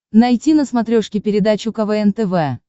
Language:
Russian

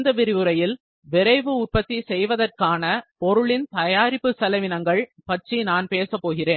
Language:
Tamil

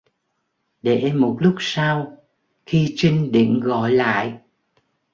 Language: Vietnamese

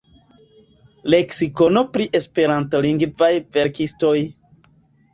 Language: Esperanto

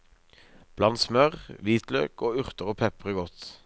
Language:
Norwegian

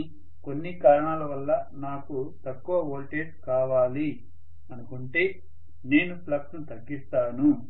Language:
Telugu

